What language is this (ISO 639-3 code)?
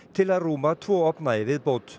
isl